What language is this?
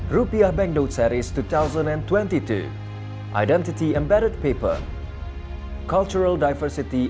Indonesian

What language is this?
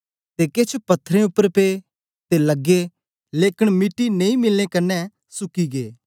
Dogri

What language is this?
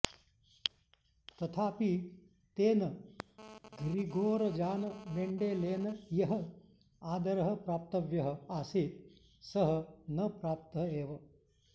Sanskrit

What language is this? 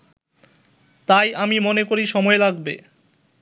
Bangla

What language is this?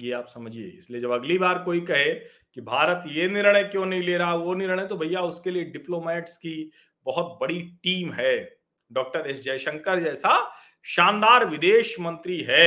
Hindi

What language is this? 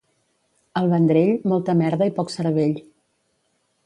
Catalan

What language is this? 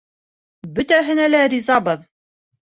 Bashkir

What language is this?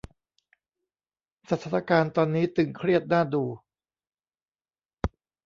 Thai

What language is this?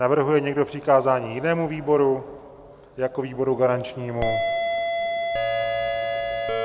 Czech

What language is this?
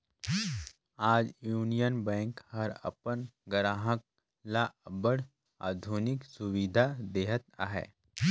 Chhattisgarhi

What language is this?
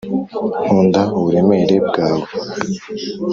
Kinyarwanda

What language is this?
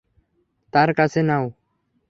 Bangla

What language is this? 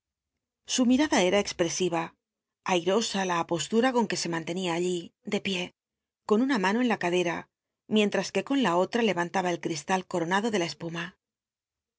Spanish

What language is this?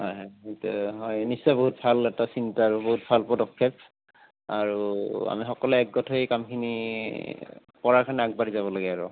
Assamese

